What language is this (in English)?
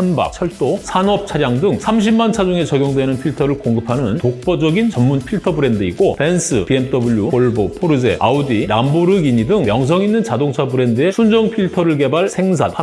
Korean